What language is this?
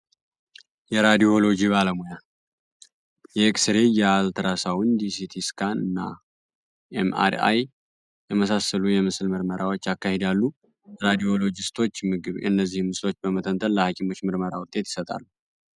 Amharic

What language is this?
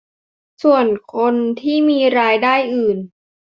Thai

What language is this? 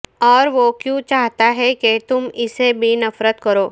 Urdu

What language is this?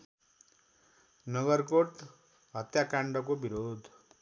Nepali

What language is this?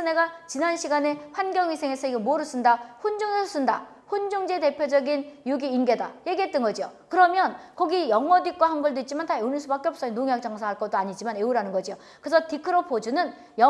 Korean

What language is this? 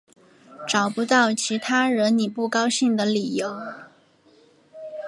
Chinese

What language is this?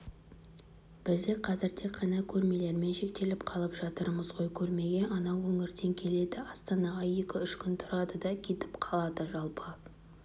Kazakh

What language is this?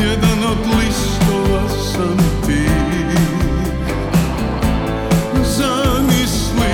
Croatian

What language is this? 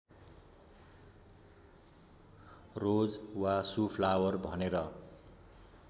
Nepali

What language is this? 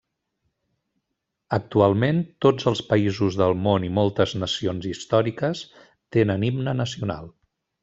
Catalan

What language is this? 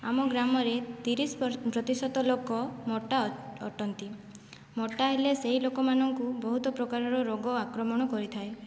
Odia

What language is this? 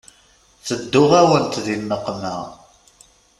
Kabyle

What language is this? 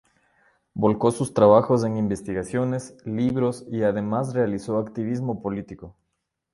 Spanish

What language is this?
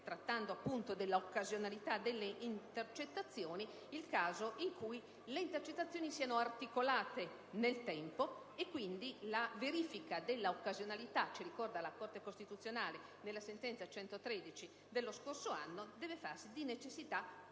Italian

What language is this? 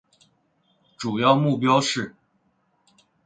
Chinese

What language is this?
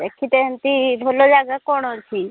Odia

